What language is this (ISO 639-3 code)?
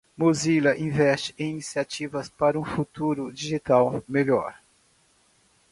por